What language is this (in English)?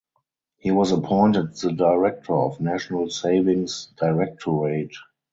English